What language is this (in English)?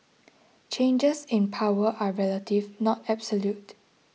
English